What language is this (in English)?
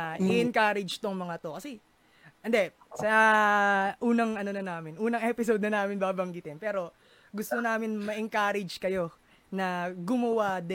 Filipino